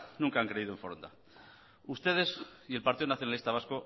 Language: Spanish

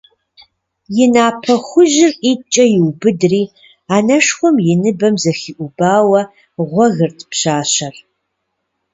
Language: Kabardian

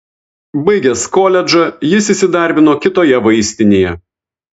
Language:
Lithuanian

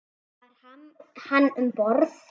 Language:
Icelandic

